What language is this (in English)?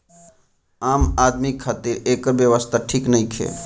Bhojpuri